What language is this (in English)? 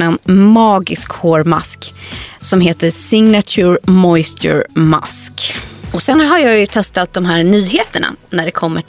Swedish